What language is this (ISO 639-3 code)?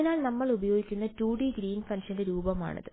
mal